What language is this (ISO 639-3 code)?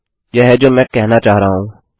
hin